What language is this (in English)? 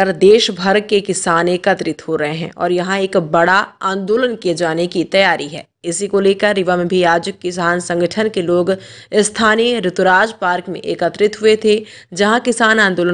Hindi